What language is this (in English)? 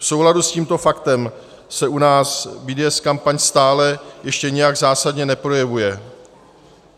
Czech